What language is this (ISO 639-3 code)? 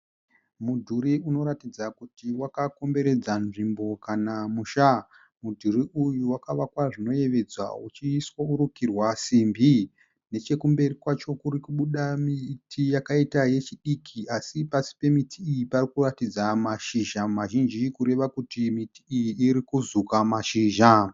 sna